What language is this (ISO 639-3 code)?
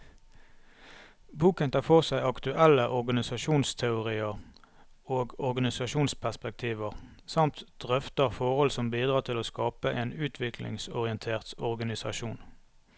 nor